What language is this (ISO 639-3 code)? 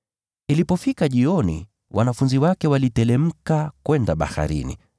swa